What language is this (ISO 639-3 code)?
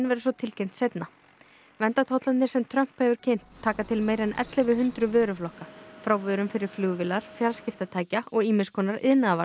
isl